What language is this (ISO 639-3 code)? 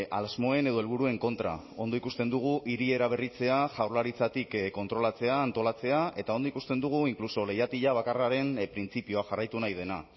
eus